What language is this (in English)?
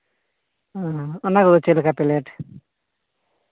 Santali